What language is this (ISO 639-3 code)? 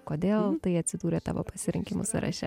lit